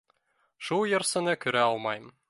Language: Bashkir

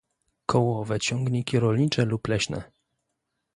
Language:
Polish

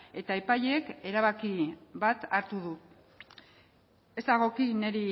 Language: Basque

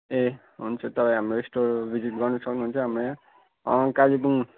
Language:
Nepali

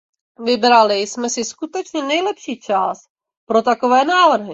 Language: Czech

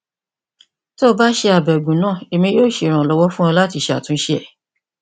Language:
Yoruba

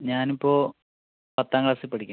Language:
Malayalam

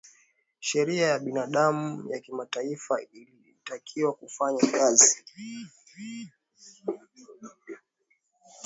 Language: Swahili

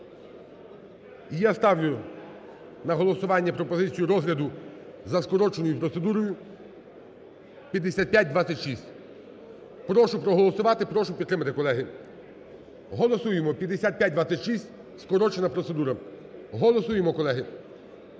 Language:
Ukrainian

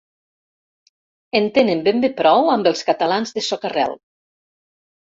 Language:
Catalan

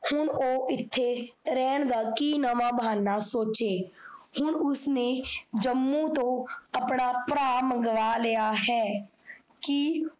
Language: Punjabi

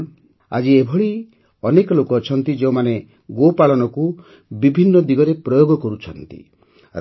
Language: Odia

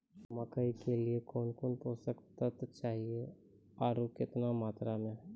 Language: Maithili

